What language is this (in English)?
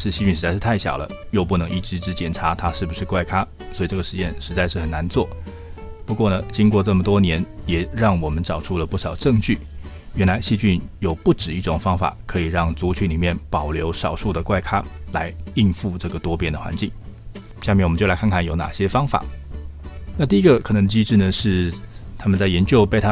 Chinese